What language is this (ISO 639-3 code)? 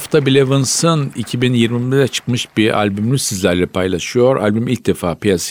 tur